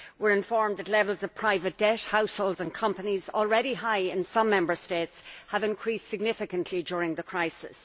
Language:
English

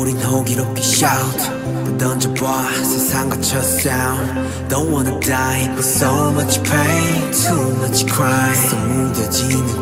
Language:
Korean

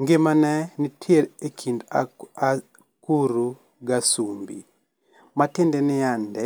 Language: Luo (Kenya and Tanzania)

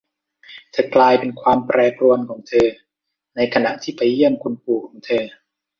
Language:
Thai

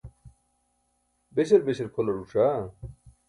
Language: Burushaski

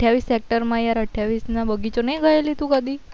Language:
Gujarati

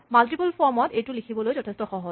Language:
Assamese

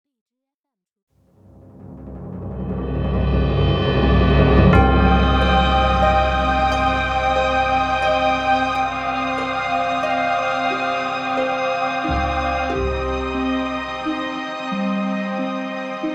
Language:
Chinese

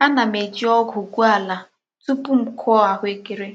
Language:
Igbo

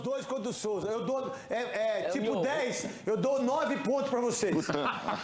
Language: Portuguese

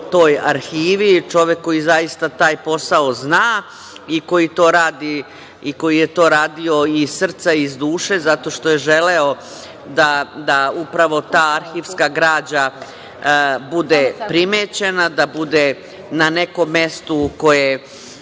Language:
Serbian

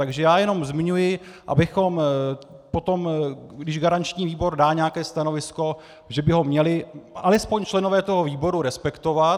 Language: Czech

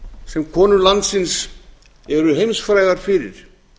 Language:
Icelandic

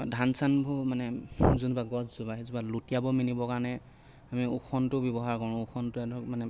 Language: Assamese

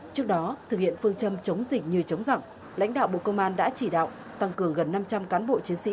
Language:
Vietnamese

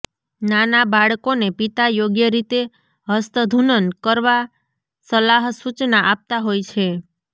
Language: Gujarati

